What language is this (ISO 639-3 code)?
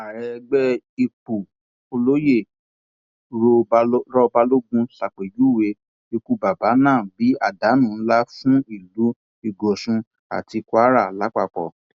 yor